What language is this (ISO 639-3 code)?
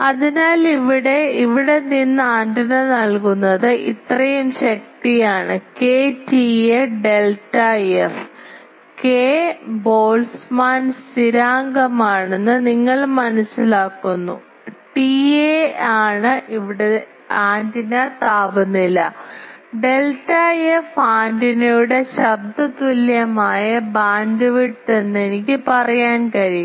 mal